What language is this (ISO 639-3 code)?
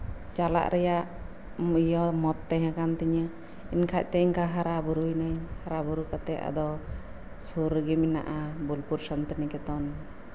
sat